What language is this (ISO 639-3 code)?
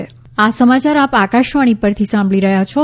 guj